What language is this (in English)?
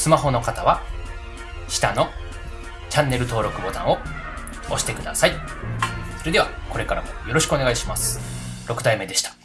Japanese